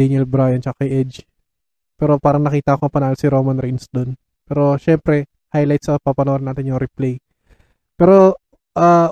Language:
Filipino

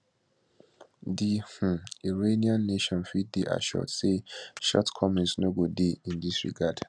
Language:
Nigerian Pidgin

